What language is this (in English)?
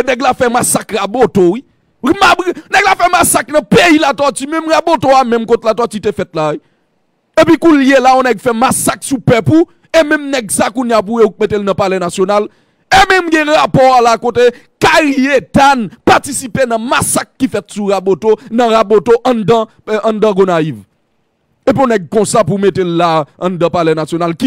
French